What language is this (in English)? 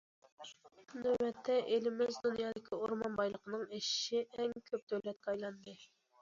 Uyghur